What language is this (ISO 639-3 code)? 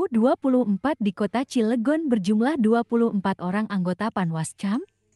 ind